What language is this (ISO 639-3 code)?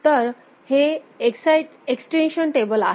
mar